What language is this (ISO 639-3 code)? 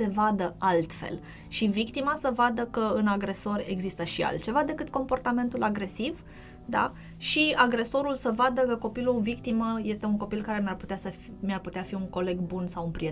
ron